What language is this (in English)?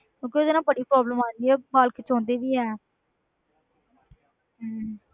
Punjabi